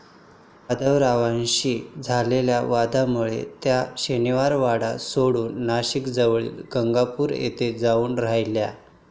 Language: Marathi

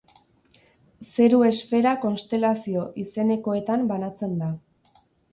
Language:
Basque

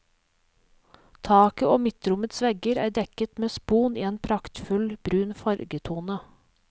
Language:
Norwegian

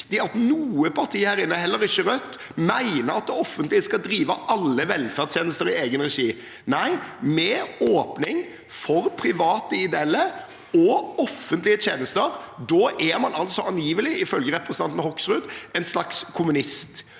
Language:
Norwegian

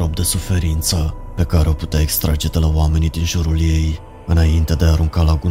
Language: Romanian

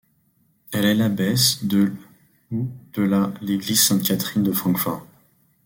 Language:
French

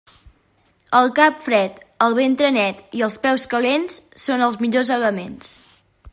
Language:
Catalan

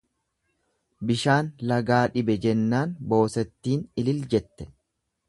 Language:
Oromo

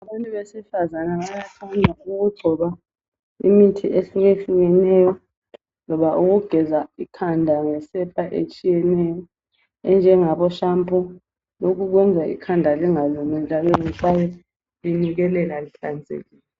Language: North Ndebele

